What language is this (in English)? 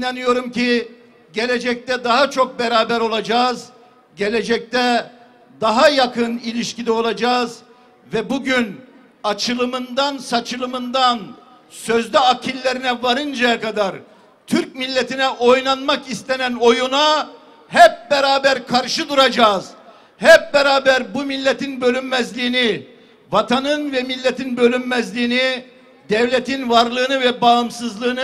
Turkish